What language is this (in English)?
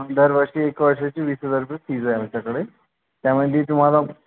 Marathi